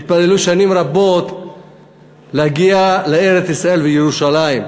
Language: Hebrew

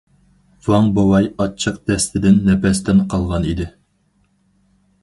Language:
Uyghur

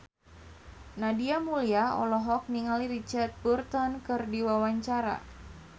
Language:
Sundanese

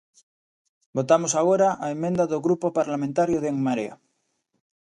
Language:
Galician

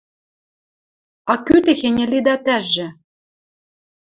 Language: Western Mari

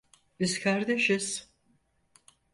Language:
Turkish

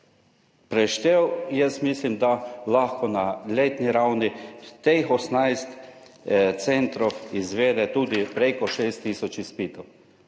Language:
Slovenian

